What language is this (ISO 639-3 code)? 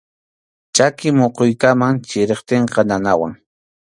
qxu